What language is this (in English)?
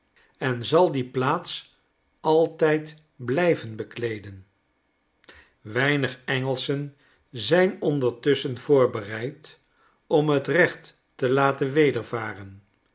Dutch